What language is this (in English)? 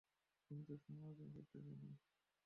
Bangla